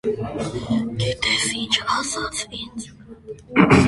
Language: Armenian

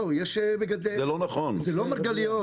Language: Hebrew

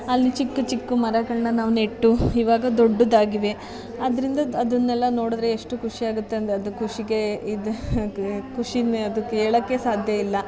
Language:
Kannada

